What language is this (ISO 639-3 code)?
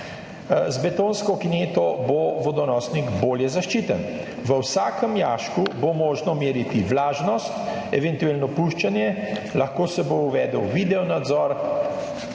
slv